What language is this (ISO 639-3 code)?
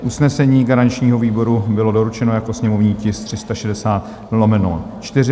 ces